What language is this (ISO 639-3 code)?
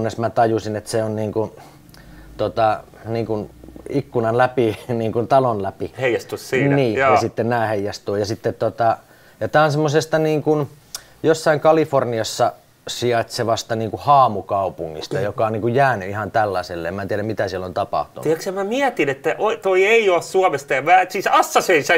fin